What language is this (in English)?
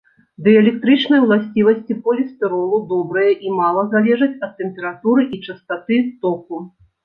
Belarusian